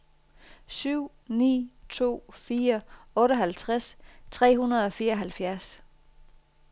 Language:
Danish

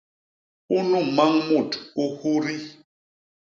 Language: Basaa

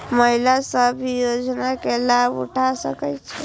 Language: Maithili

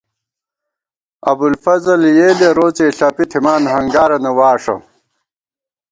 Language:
Gawar-Bati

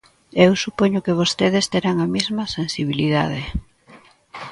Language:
Galician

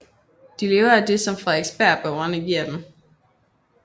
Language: Danish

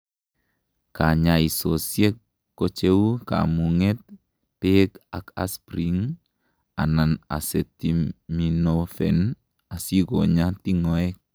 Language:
Kalenjin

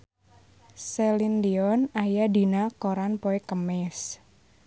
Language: Sundanese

